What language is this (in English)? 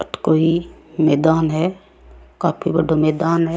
Rajasthani